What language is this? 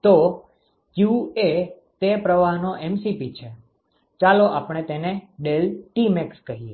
Gujarati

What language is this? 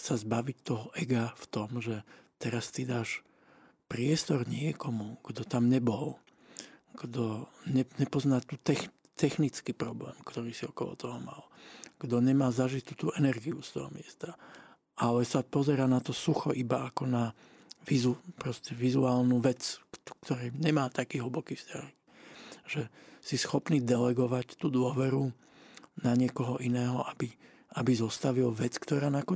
Slovak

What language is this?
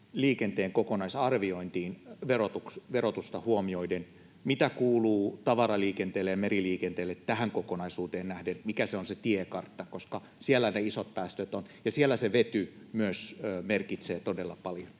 Finnish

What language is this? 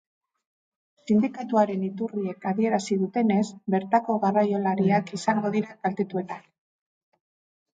Basque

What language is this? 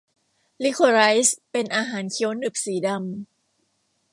Thai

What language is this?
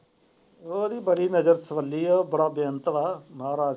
Punjabi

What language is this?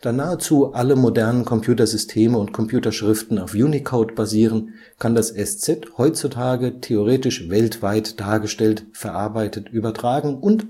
German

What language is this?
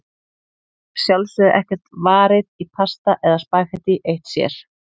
Icelandic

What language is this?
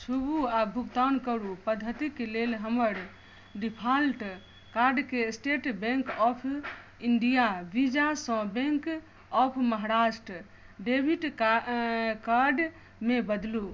Maithili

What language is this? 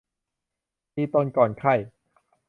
Thai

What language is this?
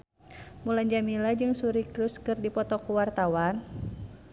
Sundanese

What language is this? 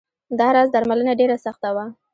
Pashto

